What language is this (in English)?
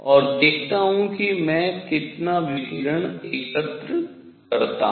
Hindi